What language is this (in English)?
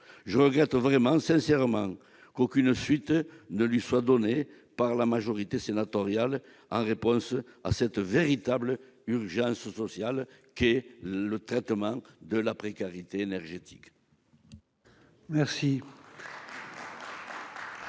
French